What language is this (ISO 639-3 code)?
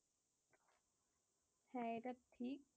ben